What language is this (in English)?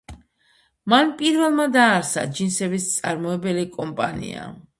Georgian